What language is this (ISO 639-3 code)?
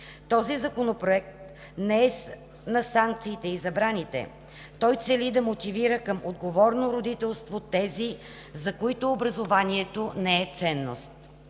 bul